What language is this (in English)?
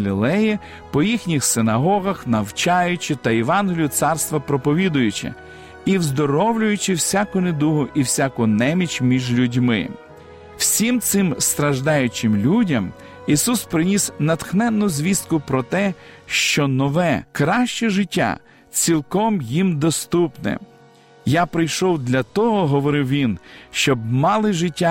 Ukrainian